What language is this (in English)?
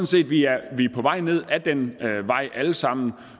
Danish